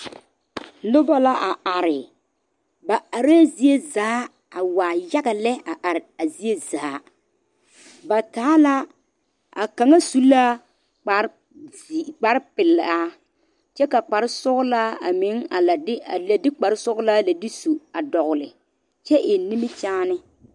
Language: Southern Dagaare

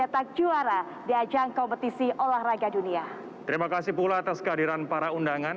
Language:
Indonesian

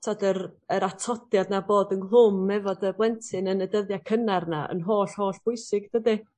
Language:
Welsh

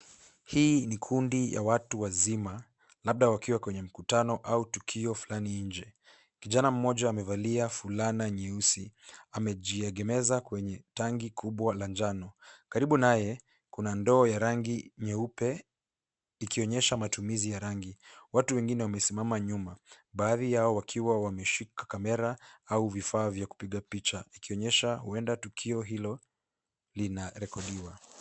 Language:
Swahili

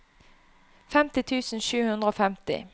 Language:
Norwegian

